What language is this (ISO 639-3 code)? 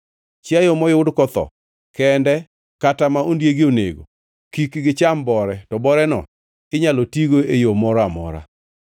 luo